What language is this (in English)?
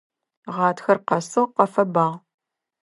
Adyghe